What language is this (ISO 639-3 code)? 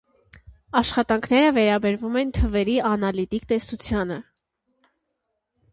hye